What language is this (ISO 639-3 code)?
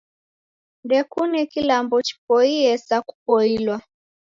dav